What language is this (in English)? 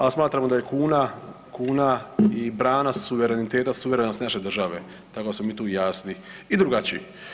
Croatian